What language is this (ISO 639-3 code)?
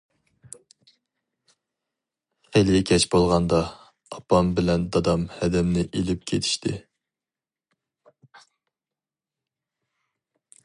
uig